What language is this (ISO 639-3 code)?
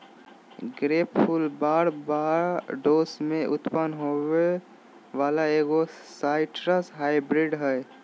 mag